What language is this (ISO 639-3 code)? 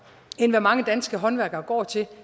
dan